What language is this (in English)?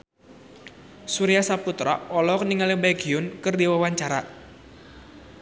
Sundanese